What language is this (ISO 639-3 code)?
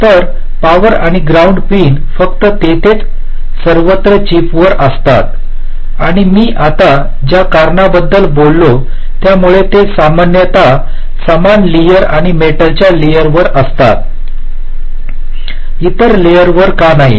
mar